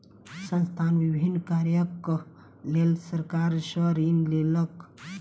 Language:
Maithili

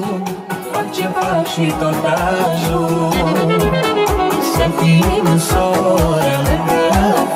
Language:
Romanian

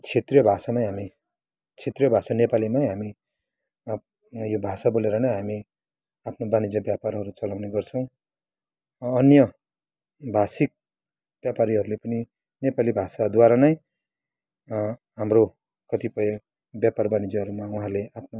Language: Nepali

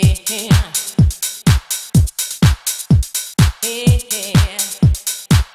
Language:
English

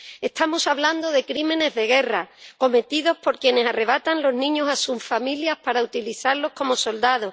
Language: Spanish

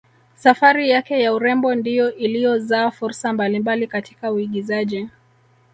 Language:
Swahili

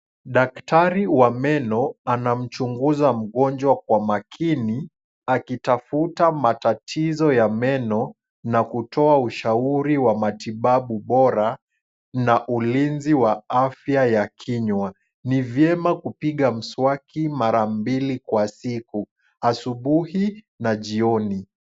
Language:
Swahili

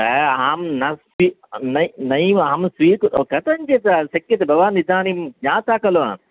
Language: Sanskrit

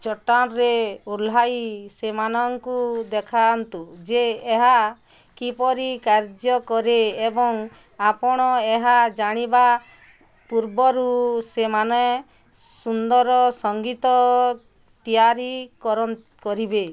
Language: Odia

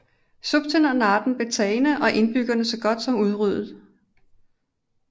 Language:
Danish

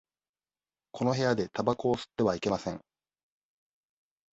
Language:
Japanese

